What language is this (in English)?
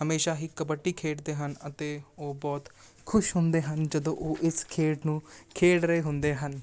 Punjabi